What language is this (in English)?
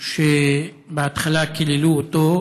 Hebrew